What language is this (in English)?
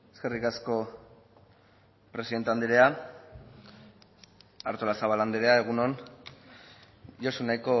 Basque